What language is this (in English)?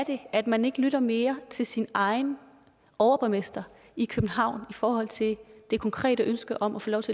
Danish